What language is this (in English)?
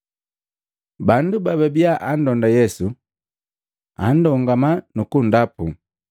Matengo